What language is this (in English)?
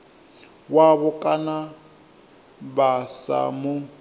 Venda